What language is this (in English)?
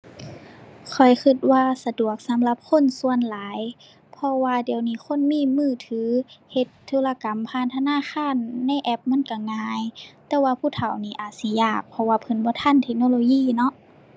Thai